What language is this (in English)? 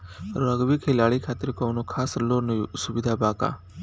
Bhojpuri